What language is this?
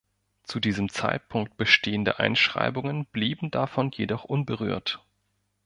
German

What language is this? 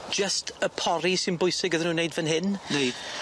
Welsh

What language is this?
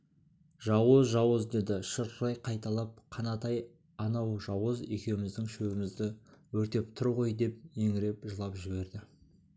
Kazakh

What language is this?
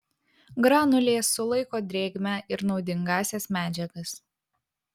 Lithuanian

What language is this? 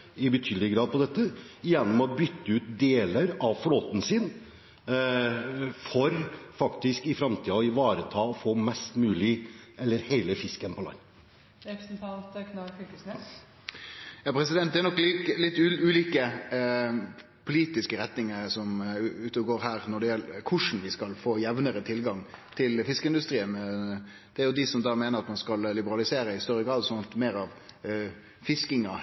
Norwegian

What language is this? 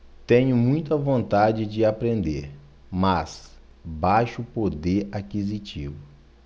Portuguese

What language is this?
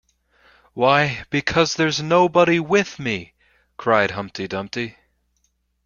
English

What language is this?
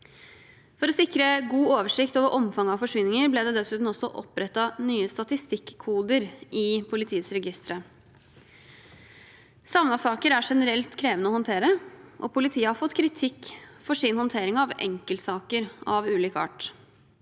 Norwegian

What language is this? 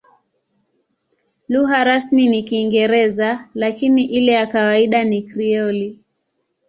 Swahili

